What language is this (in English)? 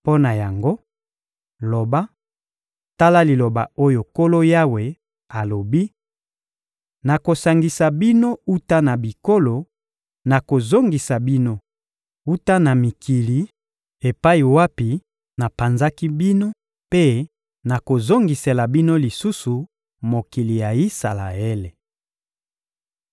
Lingala